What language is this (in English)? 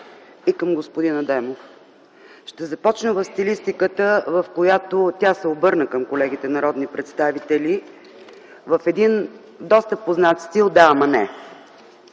Bulgarian